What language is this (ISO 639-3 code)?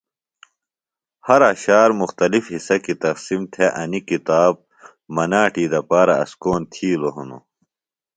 phl